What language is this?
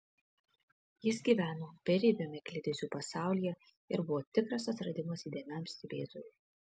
Lithuanian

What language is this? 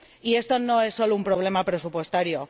Spanish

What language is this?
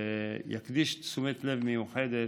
Hebrew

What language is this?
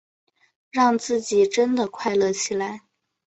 Chinese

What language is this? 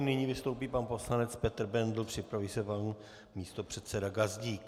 Czech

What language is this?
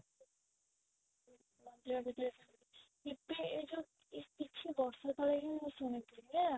Odia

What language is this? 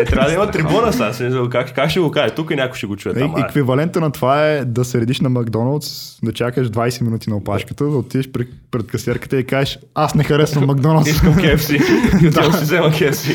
Bulgarian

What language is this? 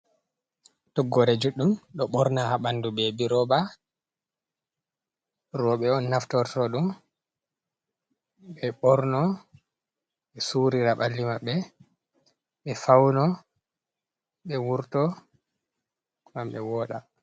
Fula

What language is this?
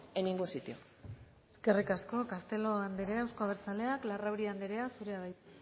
Basque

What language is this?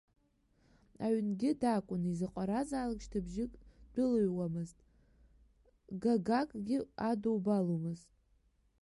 Abkhazian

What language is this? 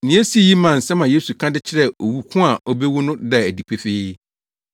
Akan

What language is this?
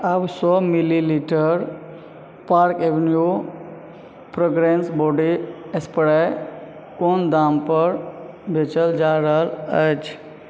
Maithili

